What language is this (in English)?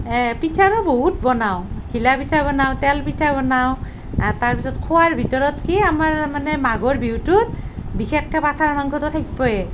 Assamese